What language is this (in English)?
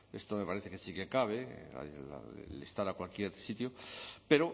Spanish